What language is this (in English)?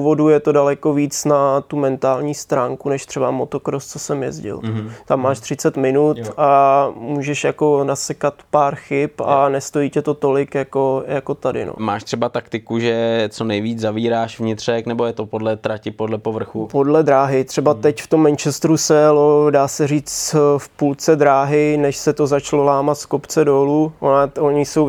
Czech